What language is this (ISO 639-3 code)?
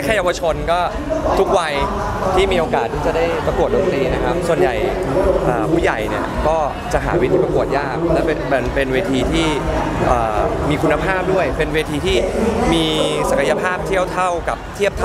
tha